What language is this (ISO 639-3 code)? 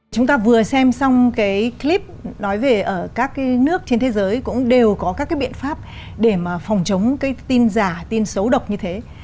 vie